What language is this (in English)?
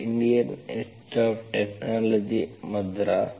Kannada